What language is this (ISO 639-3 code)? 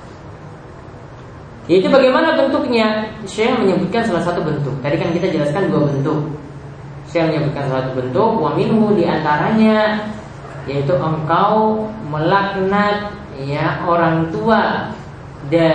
ind